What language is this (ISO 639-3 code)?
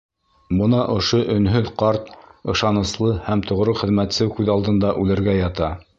bak